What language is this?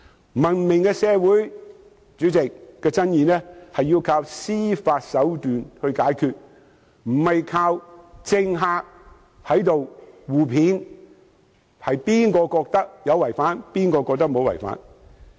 Cantonese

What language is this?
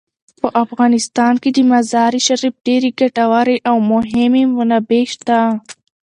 Pashto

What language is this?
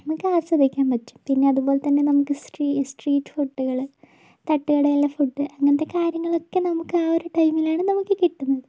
Malayalam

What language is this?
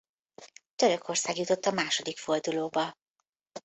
Hungarian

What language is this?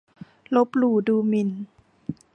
Thai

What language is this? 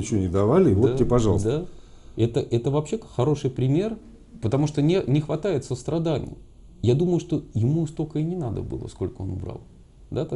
Russian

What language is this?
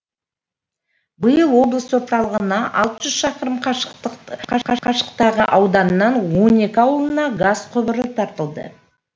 Kazakh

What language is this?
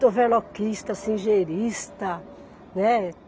Portuguese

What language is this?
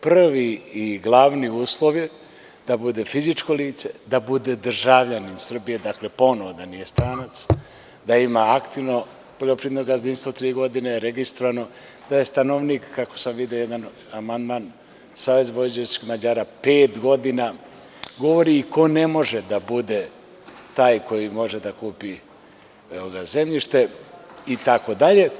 Serbian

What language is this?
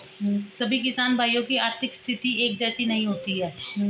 Hindi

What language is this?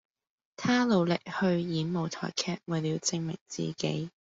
Cantonese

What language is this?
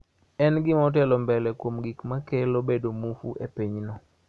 Luo (Kenya and Tanzania)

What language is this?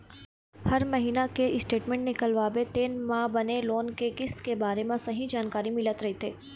Chhattisgarhi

